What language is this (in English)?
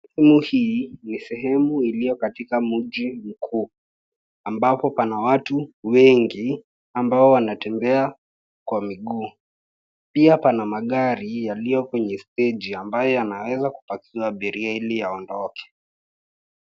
Swahili